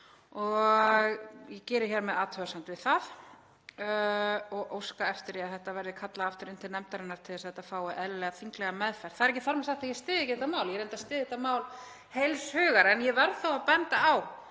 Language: Icelandic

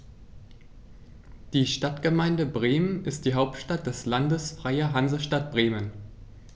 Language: German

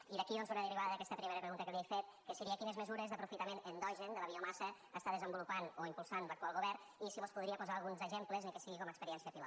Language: Catalan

